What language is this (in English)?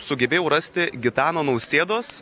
Lithuanian